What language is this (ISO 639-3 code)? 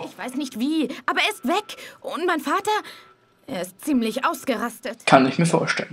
deu